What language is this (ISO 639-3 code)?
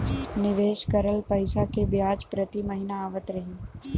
bho